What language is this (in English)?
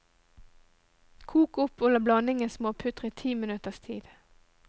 Norwegian